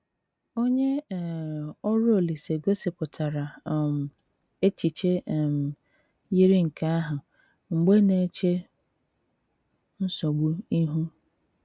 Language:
Igbo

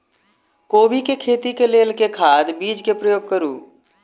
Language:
Maithili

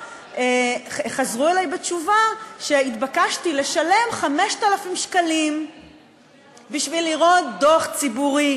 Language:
Hebrew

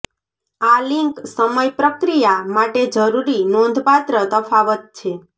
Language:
Gujarati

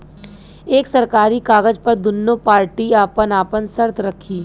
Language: Bhojpuri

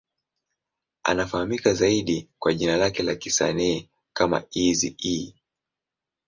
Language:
Swahili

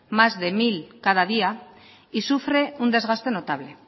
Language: Spanish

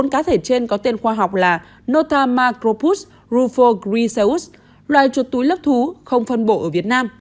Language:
Vietnamese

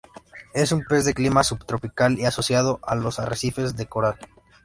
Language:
Spanish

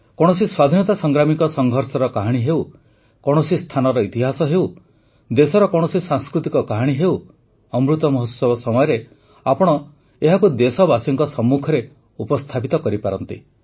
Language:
Odia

